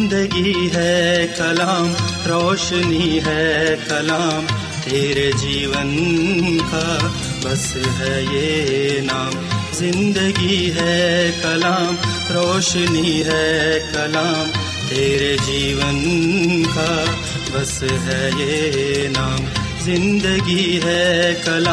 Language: Urdu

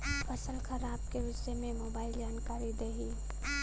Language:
Bhojpuri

